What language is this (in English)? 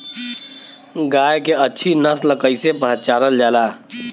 Bhojpuri